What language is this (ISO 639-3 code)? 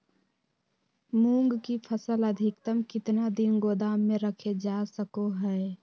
mag